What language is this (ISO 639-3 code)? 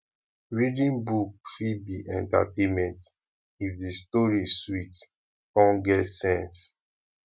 pcm